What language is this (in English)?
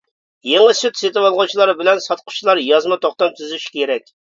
Uyghur